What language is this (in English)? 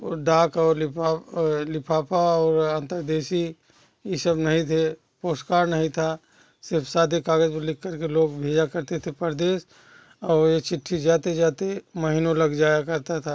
Hindi